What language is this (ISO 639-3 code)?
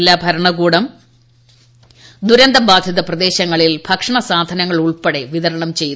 mal